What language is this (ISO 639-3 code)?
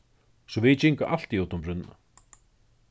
fao